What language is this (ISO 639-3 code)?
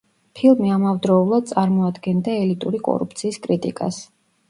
kat